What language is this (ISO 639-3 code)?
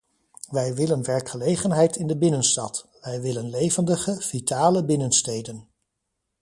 nld